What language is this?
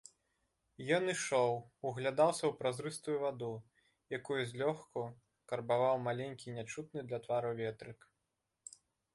Belarusian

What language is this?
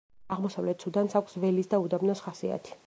Georgian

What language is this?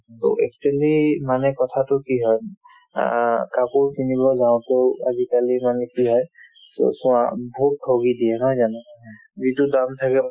Assamese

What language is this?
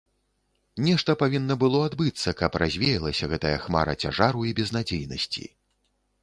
Belarusian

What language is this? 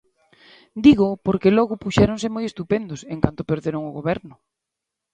Galician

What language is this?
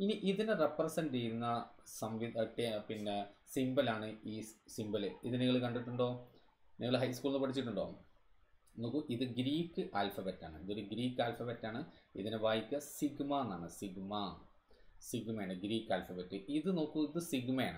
Malayalam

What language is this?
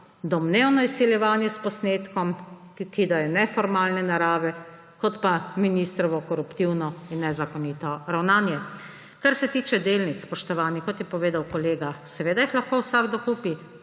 Slovenian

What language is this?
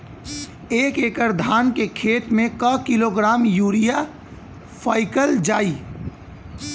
Bhojpuri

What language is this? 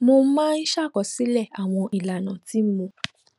Yoruba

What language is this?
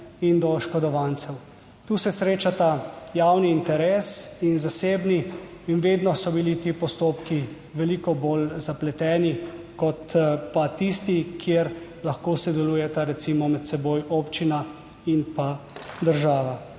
Slovenian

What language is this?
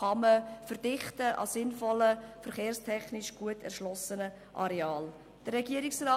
Swiss German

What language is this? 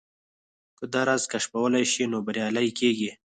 Pashto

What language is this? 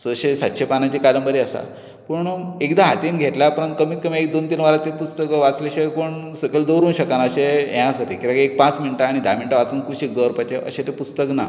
Konkani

